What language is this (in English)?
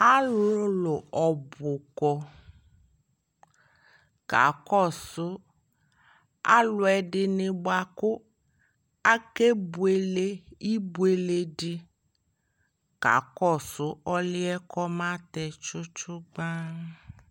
Ikposo